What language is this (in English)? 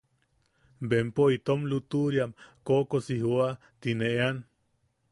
Yaqui